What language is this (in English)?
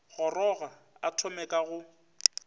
Northern Sotho